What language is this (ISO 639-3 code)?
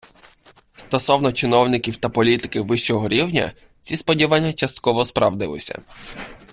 ukr